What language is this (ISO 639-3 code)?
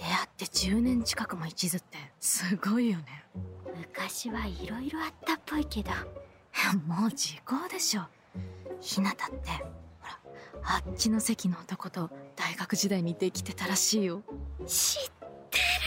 jpn